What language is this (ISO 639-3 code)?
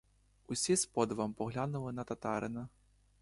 ukr